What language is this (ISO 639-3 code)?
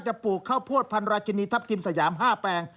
tha